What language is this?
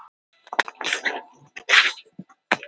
Icelandic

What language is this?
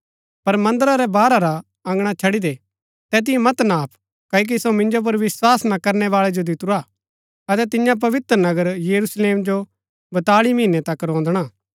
Gaddi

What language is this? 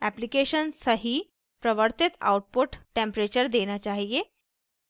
Hindi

